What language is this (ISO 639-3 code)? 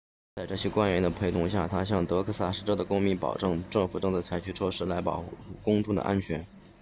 zho